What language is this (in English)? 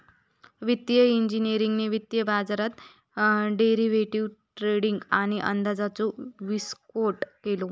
Marathi